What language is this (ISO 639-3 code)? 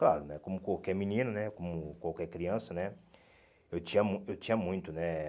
por